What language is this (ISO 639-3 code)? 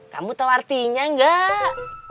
ind